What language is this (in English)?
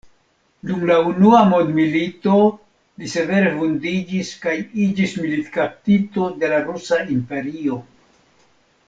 Esperanto